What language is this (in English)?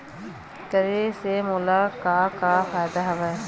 Chhattisgarhi